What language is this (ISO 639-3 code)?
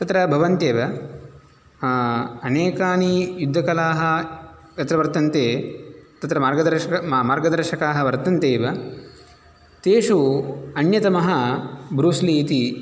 san